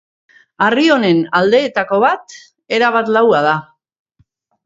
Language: Basque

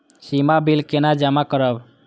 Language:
Maithili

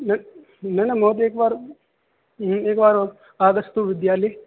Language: Sanskrit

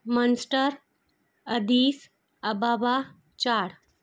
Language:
Sindhi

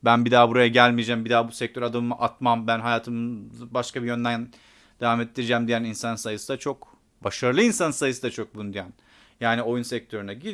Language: Turkish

